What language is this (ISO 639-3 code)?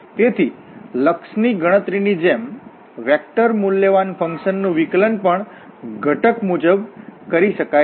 guj